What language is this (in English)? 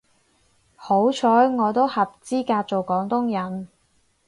Cantonese